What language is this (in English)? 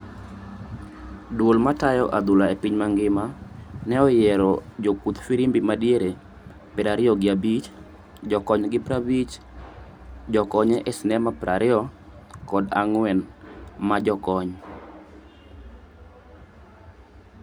Luo (Kenya and Tanzania)